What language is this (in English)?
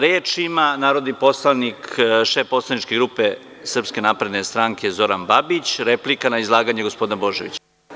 Serbian